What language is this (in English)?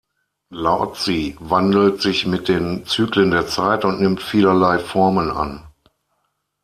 German